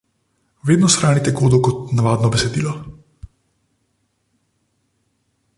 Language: Slovenian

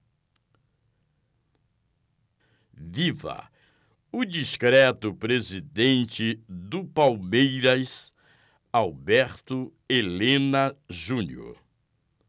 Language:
Portuguese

